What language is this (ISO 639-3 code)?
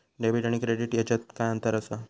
mar